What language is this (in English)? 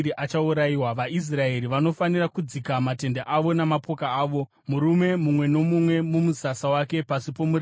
Shona